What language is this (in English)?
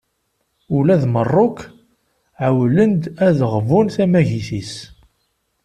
Kabyle